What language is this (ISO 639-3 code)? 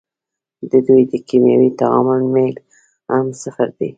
pus